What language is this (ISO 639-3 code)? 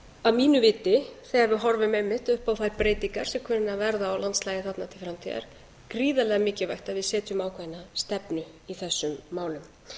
isl